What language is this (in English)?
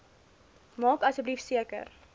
Afrikaans